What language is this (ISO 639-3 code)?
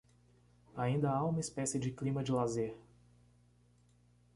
por